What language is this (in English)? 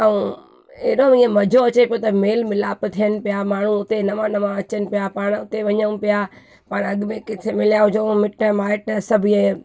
Sindhi